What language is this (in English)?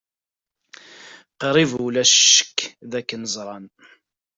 Kabyle